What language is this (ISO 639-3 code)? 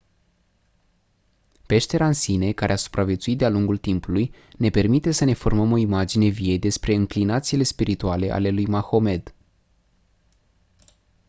ron